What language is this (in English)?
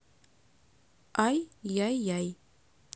Russian